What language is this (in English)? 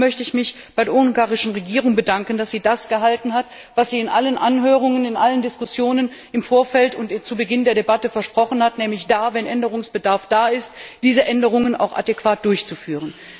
German